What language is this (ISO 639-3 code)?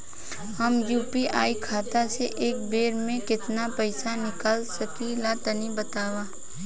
bho